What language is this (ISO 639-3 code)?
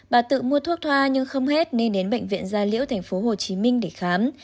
vie